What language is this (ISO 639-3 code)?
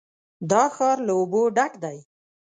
pus